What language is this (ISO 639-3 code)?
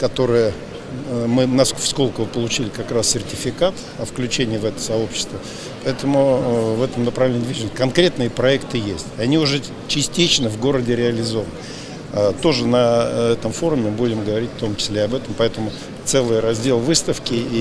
rus